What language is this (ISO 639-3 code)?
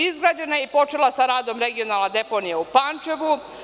srp